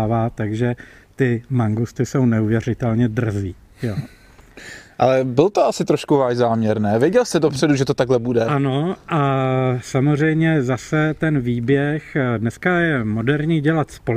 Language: Czech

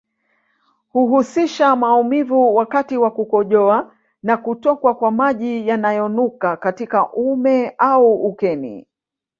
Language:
Swahili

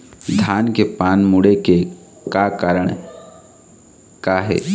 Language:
Chhattisgarhi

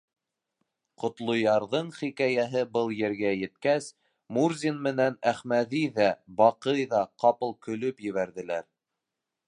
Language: Bashkir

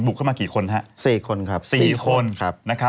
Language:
Thai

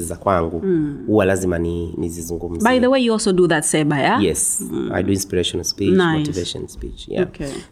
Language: Swahili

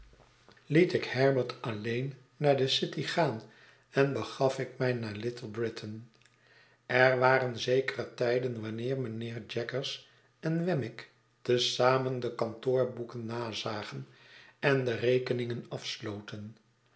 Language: Dutch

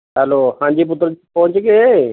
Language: Punjabi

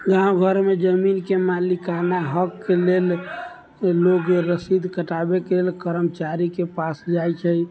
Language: Maithili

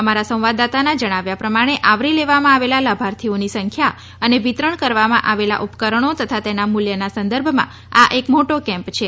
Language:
Gujarati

